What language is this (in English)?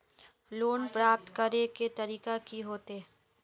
Magahi